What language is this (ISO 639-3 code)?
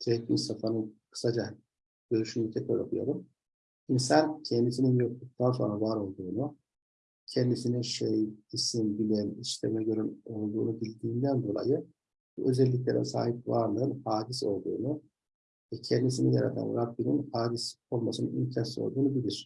tur